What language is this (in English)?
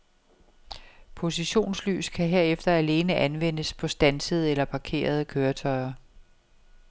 Danish